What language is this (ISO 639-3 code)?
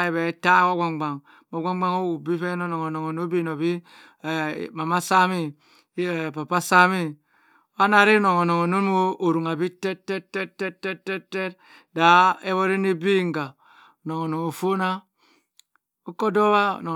mfn